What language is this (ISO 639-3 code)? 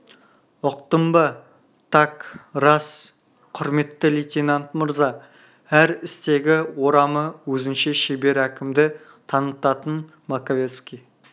kaz